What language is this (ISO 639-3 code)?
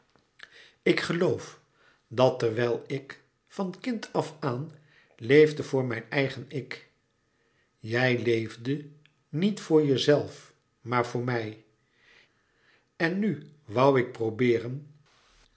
nld